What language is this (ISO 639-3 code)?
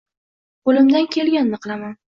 uzb